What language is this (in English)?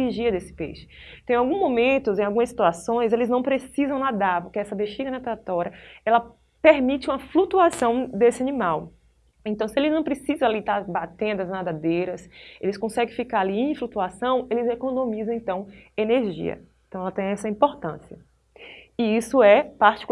Portuguese